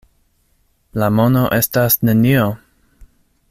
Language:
Esperanto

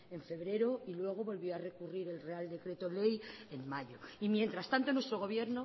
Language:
Spanish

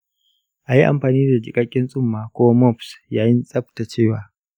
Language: Hausa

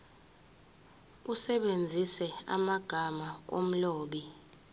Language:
Zulu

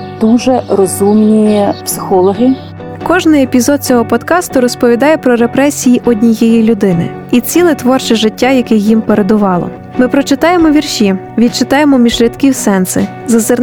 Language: Ukrainian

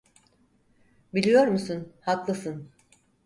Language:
Turkish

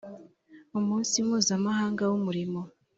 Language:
Kinyarwanda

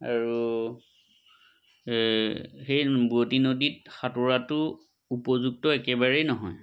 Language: Assamese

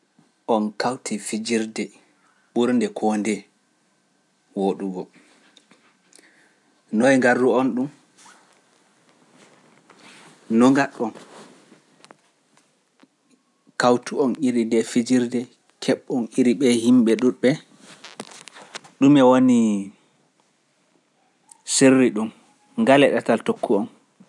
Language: Pular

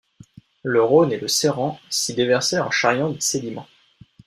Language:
French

